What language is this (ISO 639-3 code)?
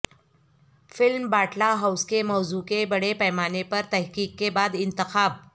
urd